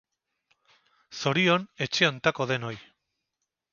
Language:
Basque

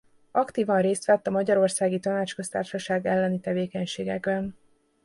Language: Hungarian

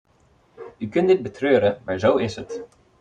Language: Dutch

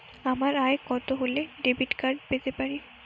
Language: Bangla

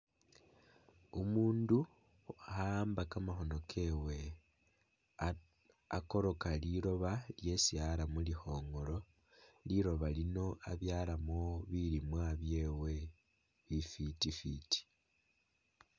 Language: Masaaba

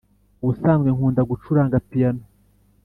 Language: Kinyarwanda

